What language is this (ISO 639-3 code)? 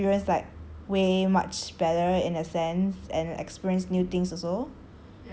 eng